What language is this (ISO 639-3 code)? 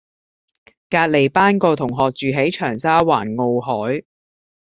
yue